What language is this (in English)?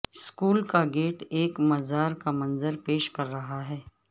Urdu